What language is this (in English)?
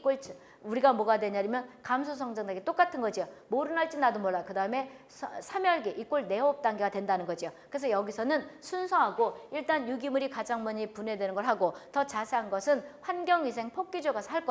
Korean